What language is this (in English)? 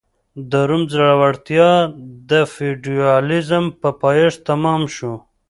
Pashto